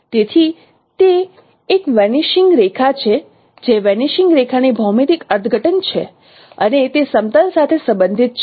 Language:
Gujarati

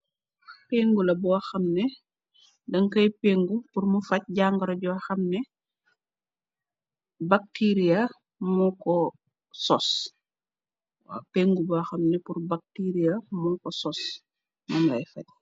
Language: Wolof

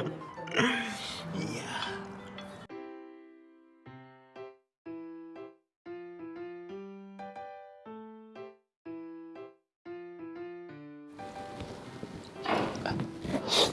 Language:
Japanese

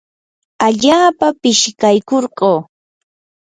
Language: Yanahuanca Pasco Quechua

